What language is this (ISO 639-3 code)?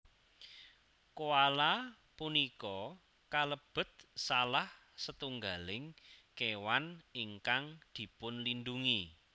jav